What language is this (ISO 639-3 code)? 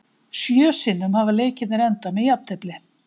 isl